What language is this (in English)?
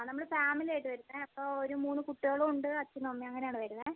Malayalam